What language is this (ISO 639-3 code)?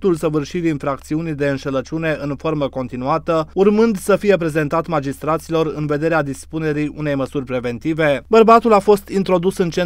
ron